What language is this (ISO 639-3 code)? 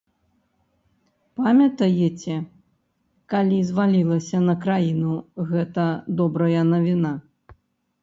bel